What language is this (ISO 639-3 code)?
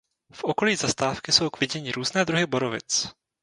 ces